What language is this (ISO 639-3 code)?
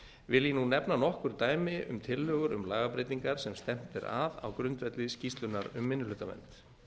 isl